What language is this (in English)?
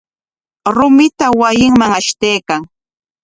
Corongo Ancash Quechua